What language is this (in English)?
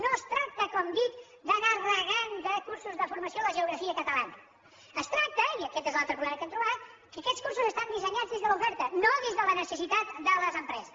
Catalan